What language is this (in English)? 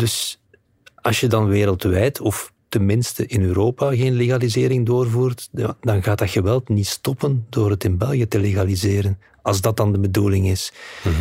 Dutch